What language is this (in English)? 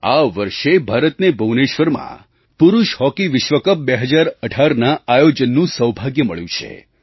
Gujarati